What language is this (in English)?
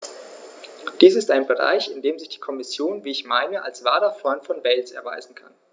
German